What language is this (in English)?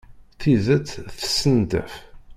Kabyle